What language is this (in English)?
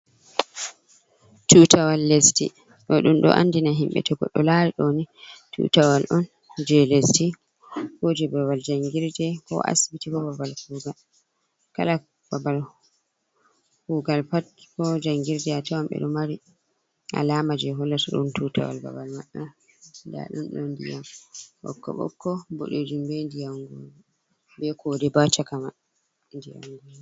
Fula